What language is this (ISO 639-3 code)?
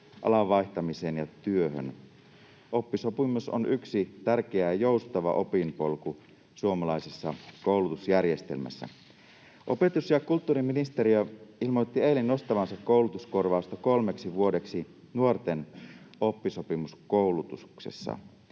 fin